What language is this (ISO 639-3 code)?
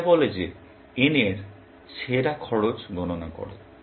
ben